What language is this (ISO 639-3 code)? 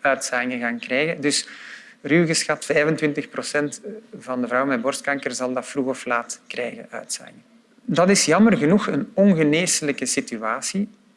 nld